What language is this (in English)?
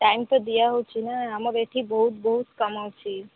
Odia